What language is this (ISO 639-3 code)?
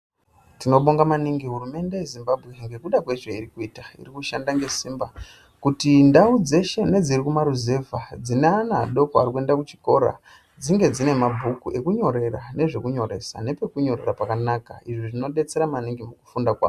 ndc